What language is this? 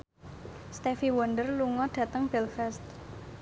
Javanese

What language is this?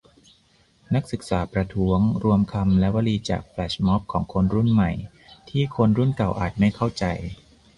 Thai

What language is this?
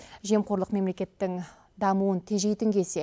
Kazakh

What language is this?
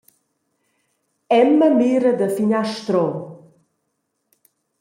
Romansh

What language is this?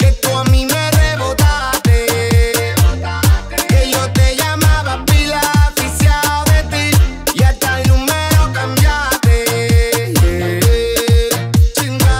Vietnamese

